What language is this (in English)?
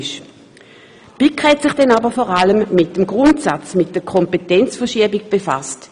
Swiss German